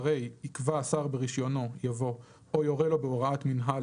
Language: Hebrew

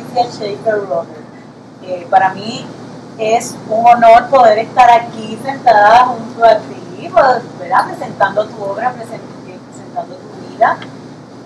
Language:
Spanish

